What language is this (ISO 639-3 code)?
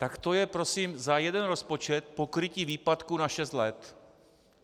ces